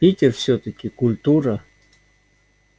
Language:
Russian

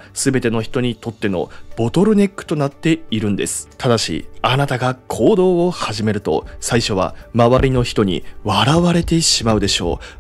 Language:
Japanese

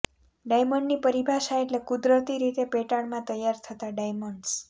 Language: Gujarati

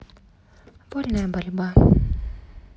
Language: Russian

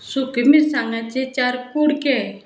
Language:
Konkani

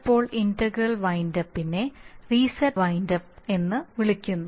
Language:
Malayalam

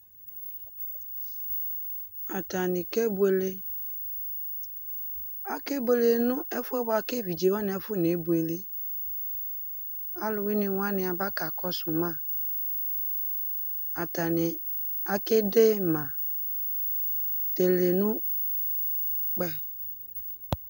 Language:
Ikposo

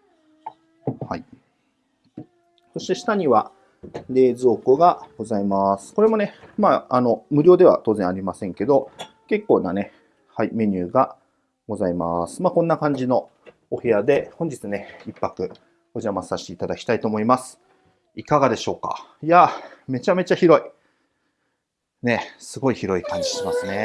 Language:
Japanese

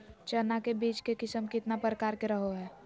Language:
Magahi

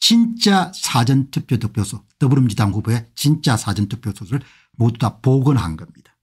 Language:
Korean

